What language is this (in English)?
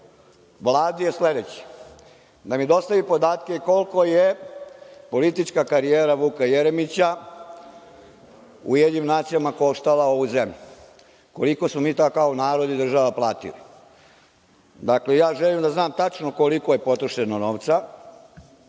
Serbian